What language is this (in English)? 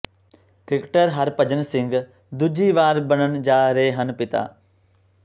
Punjabi